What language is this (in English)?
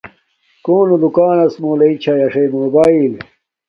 Domaaki